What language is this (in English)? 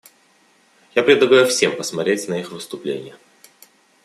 Russian